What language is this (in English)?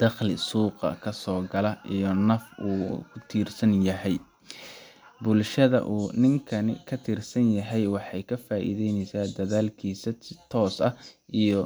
Somali